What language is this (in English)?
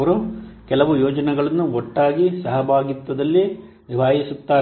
Kannada